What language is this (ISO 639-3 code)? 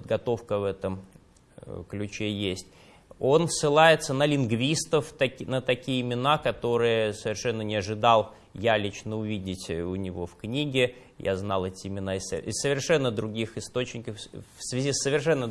rus